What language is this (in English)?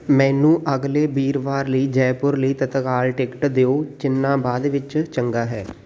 Punjabi